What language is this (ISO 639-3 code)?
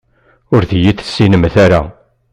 kab